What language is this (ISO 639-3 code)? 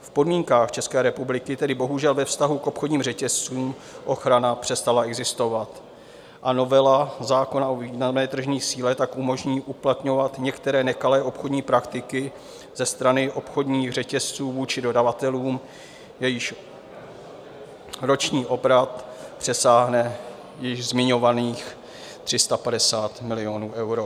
ces